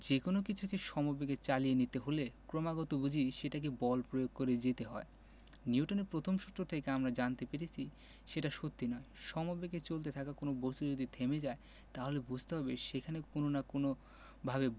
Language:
Bangla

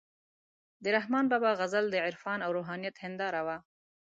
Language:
Pashto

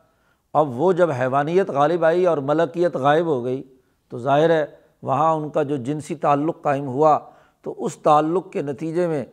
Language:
Urdu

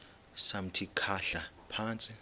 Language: Xhosa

